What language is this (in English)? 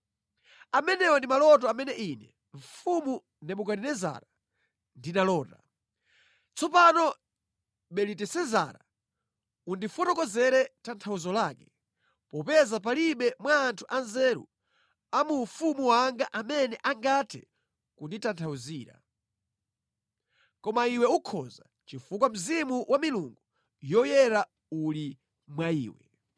Nyanja